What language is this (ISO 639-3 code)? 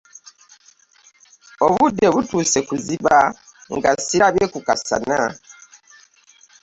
lug